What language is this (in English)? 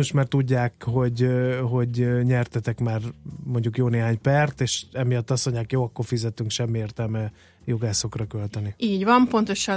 Hungarian